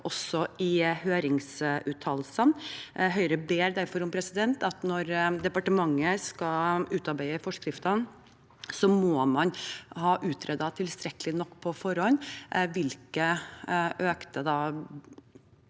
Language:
Norwegian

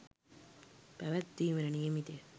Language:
Sinhala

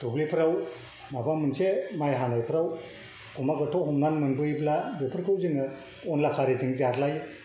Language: Bodo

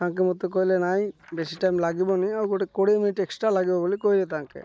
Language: Odia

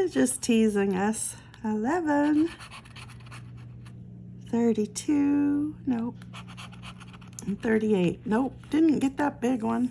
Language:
English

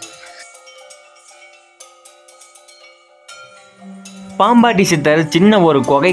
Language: Tamil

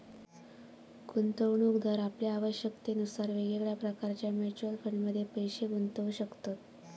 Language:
Marathi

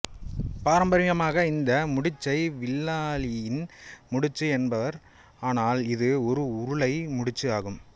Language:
Tamil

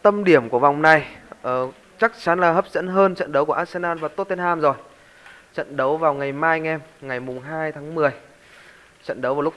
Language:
Vietnamese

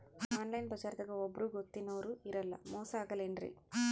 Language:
Kannada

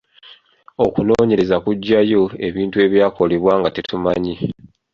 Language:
Ganda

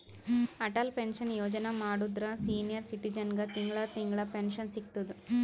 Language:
Kannada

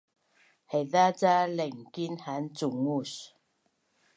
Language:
Bunun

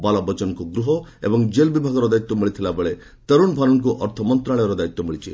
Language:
Odia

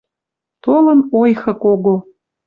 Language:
Western Mari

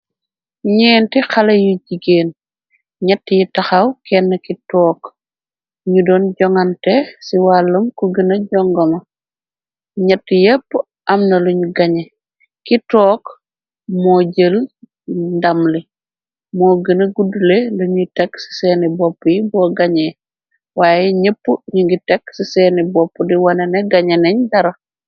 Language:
Wolof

